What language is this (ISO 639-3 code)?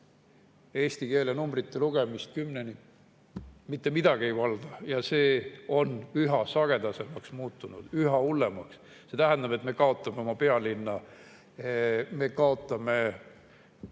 est